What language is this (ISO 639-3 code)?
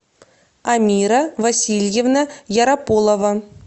rus